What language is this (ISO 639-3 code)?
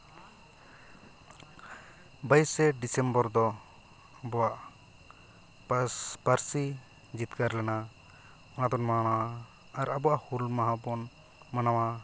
sat